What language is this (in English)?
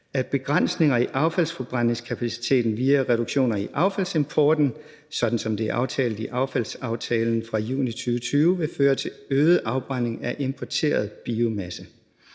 Danish